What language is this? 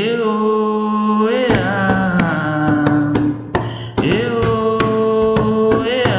Portuguese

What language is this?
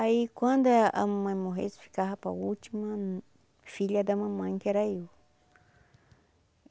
Portuguese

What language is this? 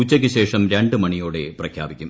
Malayalam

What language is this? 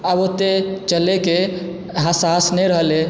Maithili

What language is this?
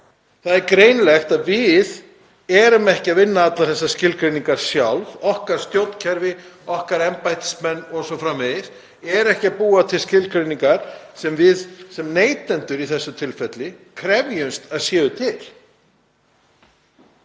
Icelandic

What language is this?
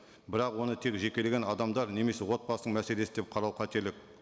Kazakh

